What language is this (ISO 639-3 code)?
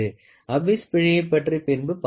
tam